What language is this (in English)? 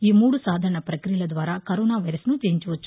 Telugu